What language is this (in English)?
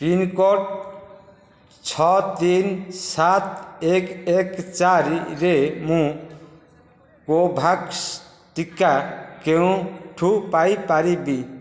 Odia